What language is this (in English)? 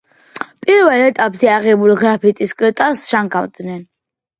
Georgian